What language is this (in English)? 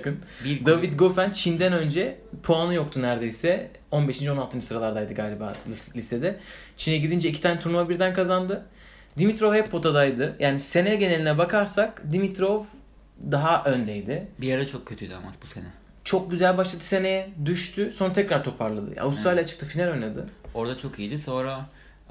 Turkish